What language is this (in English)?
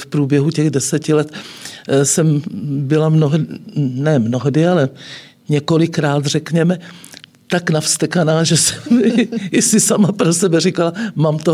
Czech